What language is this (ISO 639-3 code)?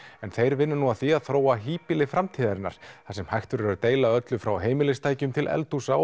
isl